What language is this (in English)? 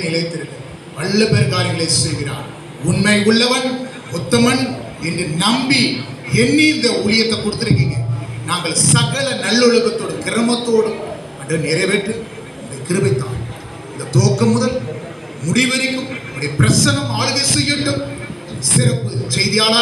Arabic